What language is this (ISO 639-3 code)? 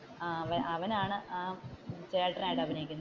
mal